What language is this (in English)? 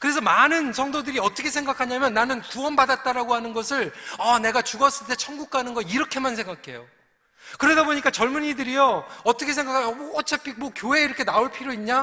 Korean